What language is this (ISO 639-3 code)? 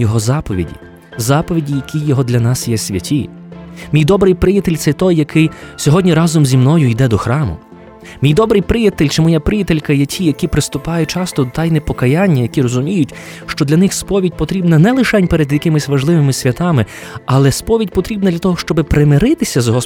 ukr